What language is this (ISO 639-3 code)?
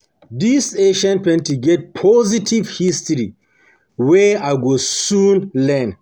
pcm